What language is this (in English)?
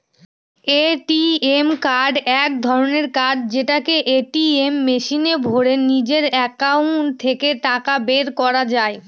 Bangla